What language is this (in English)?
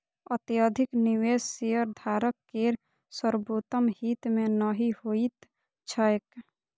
Maithili